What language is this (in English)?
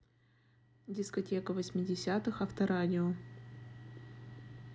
Russian